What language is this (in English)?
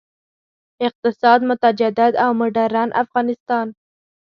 Pashto